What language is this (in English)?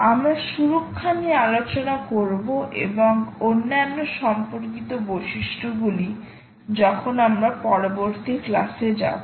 Bangla